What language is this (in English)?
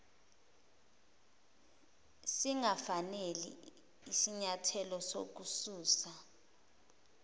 Zulu